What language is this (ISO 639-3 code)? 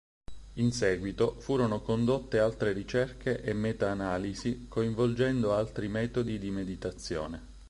ita